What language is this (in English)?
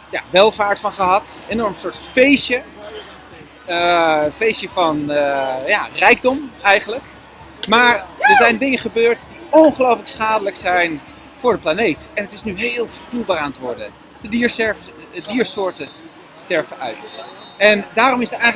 Dutch